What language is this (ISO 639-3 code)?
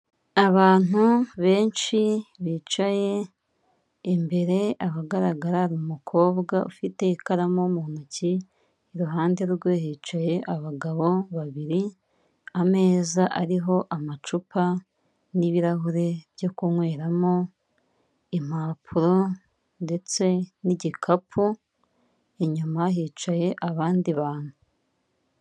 kin